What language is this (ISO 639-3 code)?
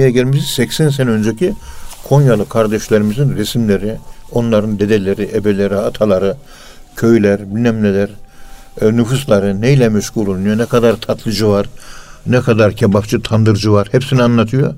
tur